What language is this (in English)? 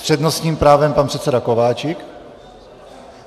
Czech